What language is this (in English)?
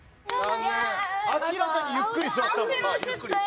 Japanese